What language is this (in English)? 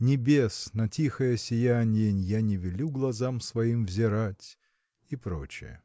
Russian